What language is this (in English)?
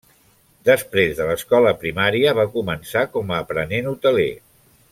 Catalan